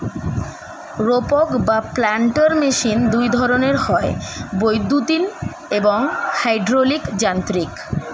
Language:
Bangla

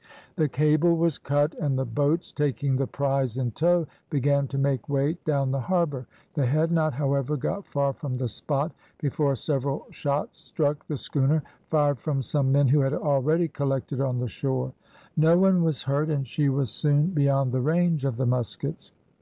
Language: English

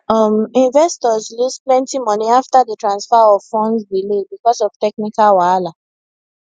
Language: Nigerian Pidgin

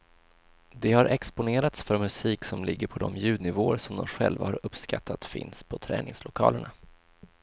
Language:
Swedish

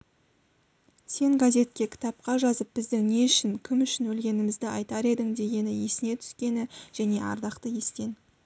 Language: Kazakh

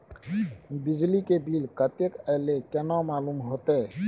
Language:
Maithili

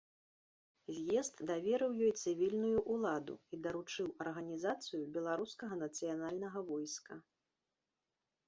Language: Belarusian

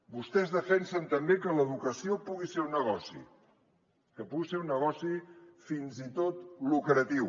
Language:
Catalan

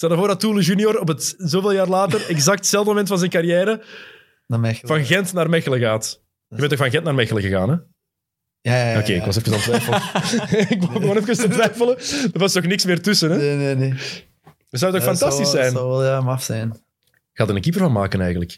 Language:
Dutch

